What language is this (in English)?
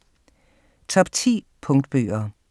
Danish